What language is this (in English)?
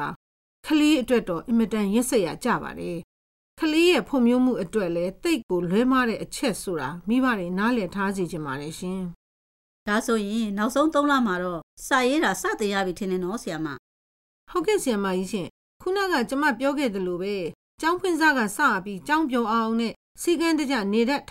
Korean